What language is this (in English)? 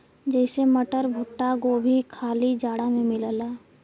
Bhojpuri